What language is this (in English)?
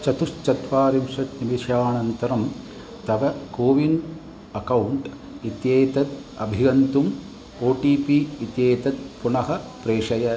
Sanskrit